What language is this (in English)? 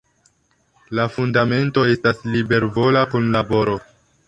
Esperanto